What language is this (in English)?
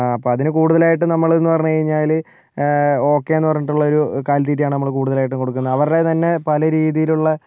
Malayalam